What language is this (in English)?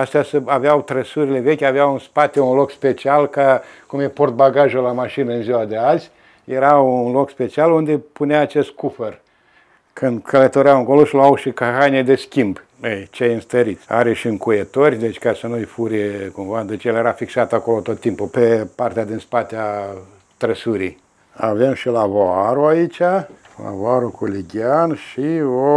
Romanian